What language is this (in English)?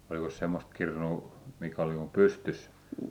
Finnish